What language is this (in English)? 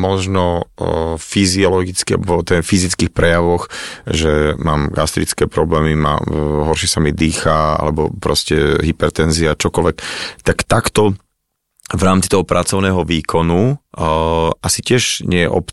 Slovak